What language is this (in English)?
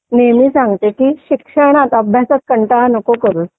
Marathi